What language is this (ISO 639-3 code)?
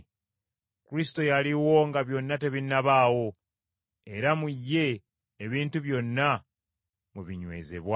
lug